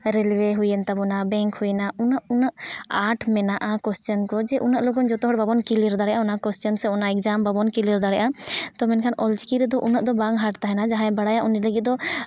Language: Santali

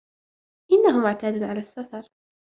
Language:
Arabic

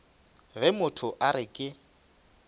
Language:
Northern Sotho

